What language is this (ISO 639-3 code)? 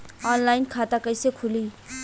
bho